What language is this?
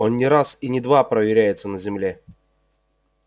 Russian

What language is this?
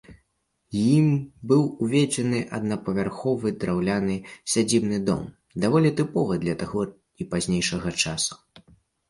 Belarusian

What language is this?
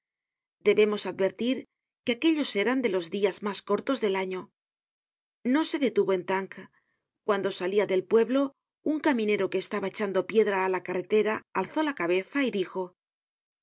Spanish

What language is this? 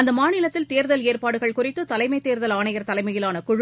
Tamil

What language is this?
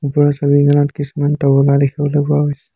Assamese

